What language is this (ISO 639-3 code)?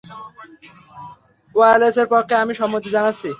ben